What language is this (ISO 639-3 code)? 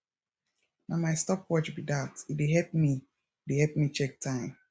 pcm